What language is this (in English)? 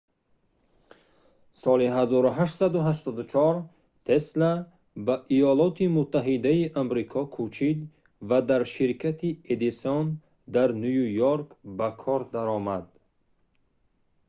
Tajik